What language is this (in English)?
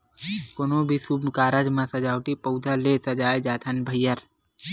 Chhattisgarhi